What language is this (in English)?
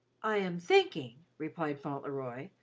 English